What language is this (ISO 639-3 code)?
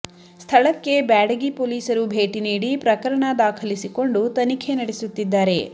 kan